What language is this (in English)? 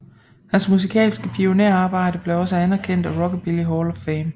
Danish